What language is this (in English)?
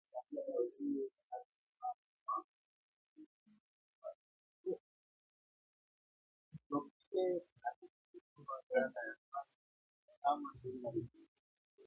Swahili